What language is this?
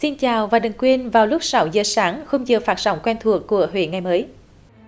Vietnamese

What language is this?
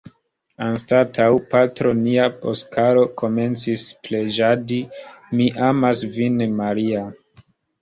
Esperanto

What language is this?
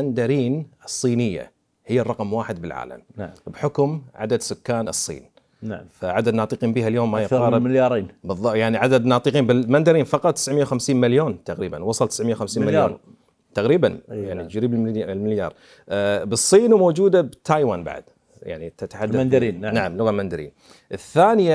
Arabic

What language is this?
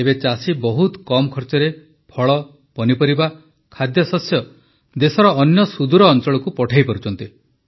Odia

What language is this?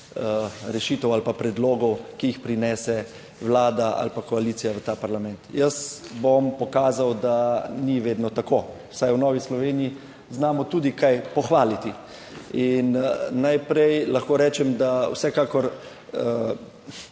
Slovenian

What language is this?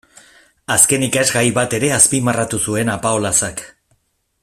Basque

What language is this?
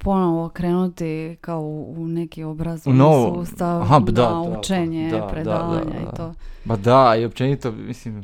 Croatian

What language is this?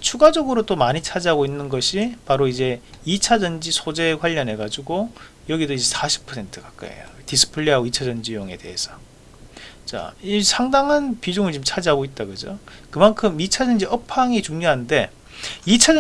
Korean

